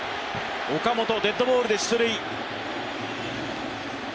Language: Japanese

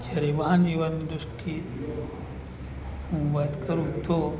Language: Gujarati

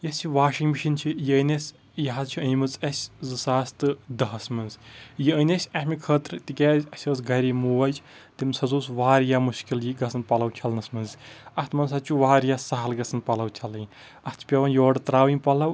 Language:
Kashmiri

